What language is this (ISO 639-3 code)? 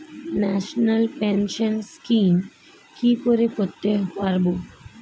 ben